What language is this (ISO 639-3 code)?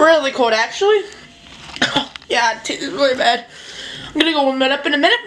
eng